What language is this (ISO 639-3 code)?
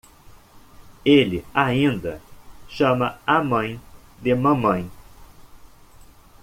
por